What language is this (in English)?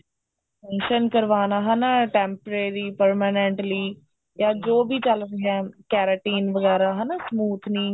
Punjabi